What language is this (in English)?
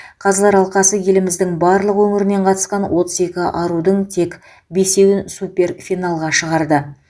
Kazakh